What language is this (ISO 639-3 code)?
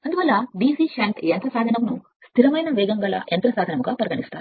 tel